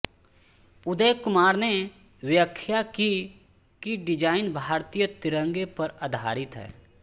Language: Hindi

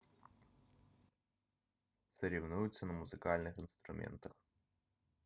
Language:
Russian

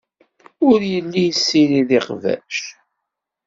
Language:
Kabyle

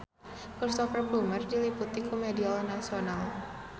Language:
Sundanese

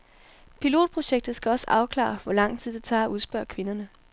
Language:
Danish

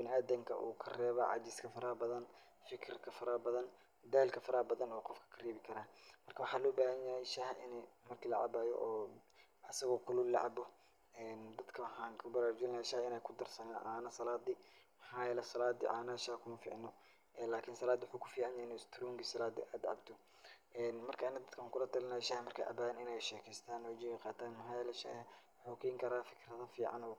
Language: Somali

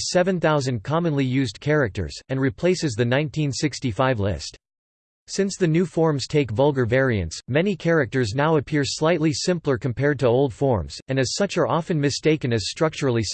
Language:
English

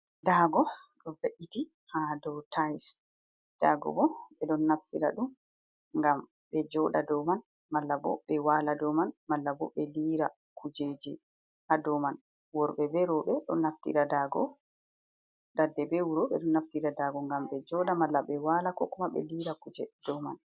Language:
Fula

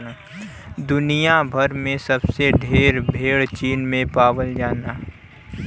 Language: Bhojpuri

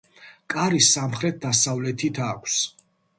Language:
Georgian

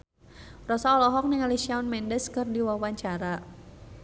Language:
Sundanese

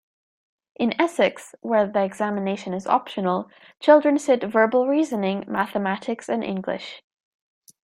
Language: English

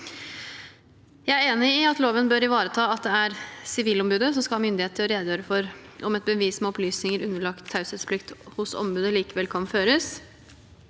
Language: Norwegian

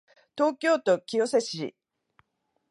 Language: Japanese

